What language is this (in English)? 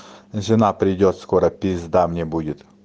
Russian